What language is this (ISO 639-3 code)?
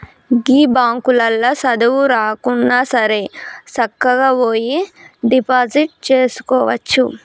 tel